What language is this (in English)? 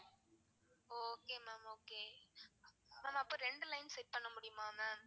Tamil